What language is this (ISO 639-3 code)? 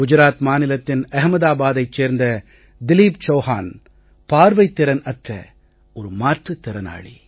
tam